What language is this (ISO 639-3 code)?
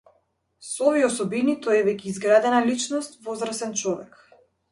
mkd